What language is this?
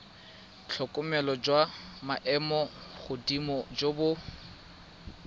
Tswana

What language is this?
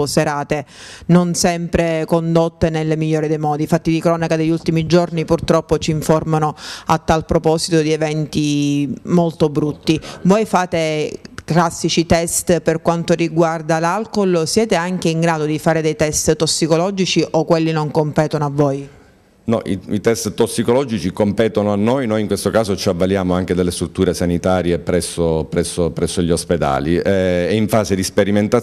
Italian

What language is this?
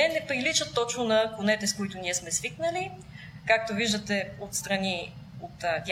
Bulgarian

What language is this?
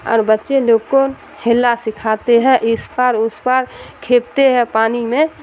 Urdu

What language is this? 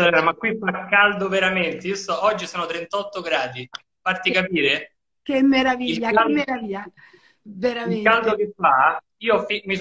Italian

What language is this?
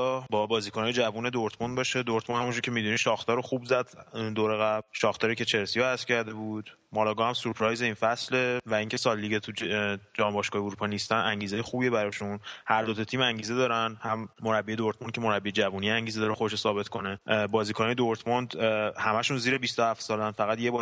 Persian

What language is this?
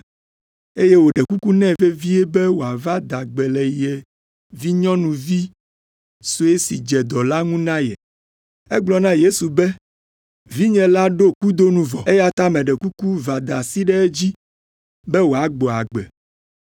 Ewe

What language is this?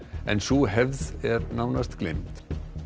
Icelandic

